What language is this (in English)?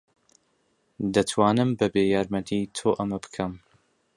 Central Kurdish